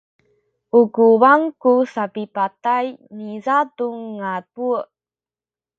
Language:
Sakizaya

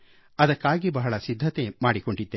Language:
Kannada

